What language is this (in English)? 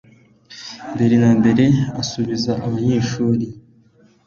Kinyarwanda